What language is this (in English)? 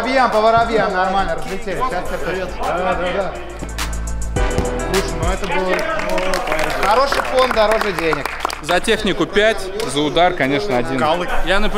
Russian